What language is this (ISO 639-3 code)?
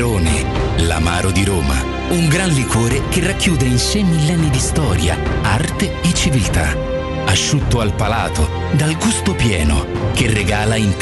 ita